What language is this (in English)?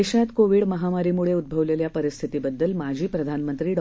Marathi